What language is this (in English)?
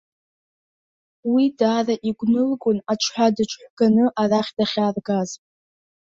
Abkhazian